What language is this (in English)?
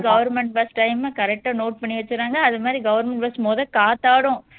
Tamil